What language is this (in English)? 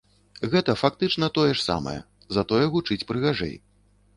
Belarusian